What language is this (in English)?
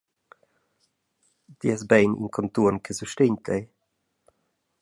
Romansh